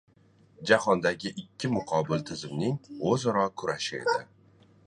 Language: Uzbek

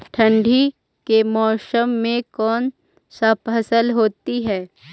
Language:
Magahi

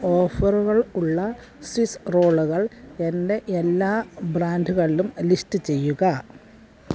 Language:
Malayalam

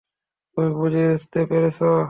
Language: Bangla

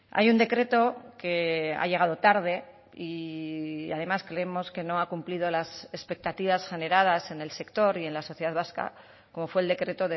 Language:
Spanish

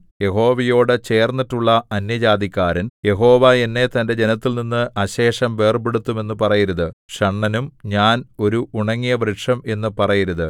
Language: Malayalam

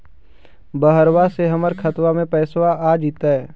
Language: Magahi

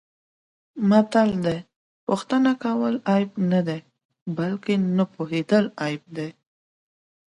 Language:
Pashto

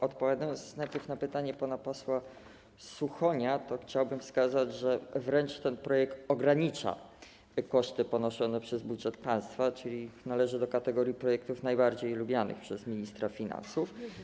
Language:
Polish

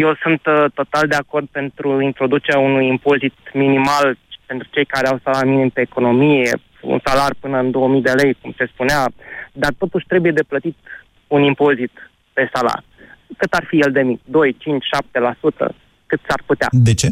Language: Romanian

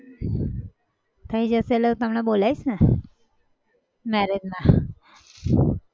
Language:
Gujarati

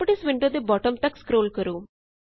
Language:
Punjabi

